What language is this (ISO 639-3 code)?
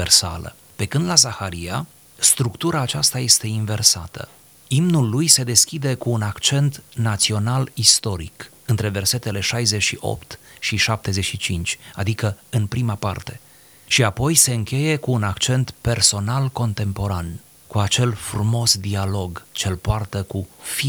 ron